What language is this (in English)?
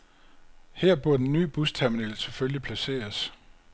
Danish